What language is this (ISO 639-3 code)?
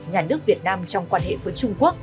vie